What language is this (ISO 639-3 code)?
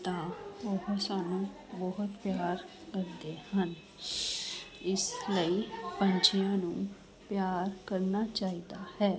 pan